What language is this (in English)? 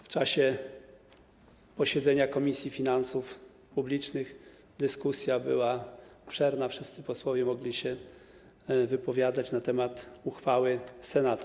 Polish